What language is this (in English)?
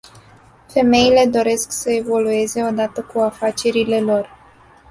Romanian